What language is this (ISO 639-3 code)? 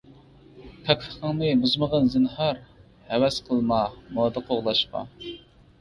uig